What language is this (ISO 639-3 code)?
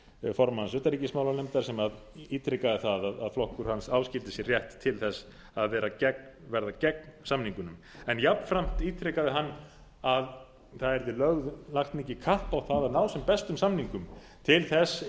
isl